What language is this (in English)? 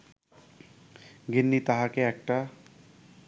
Bangla